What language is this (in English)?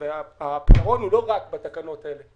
Hebrew